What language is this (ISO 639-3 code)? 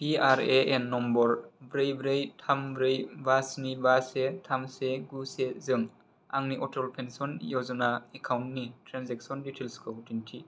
brx